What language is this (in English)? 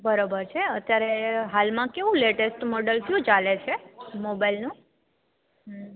Gujarati